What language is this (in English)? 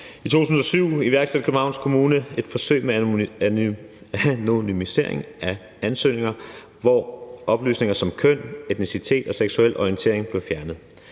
Danish